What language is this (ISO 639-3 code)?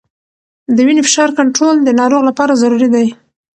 pus